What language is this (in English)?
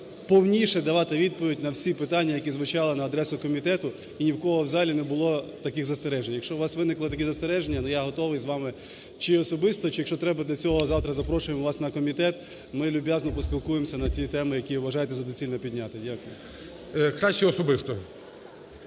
Ukrainian